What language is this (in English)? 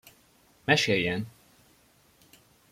Hungarian